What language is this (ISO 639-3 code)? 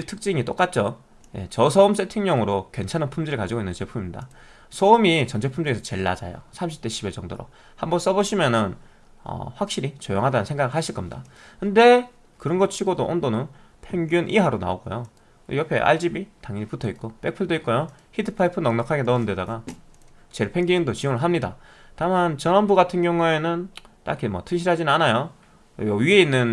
kor